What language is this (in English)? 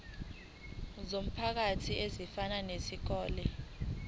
Zulu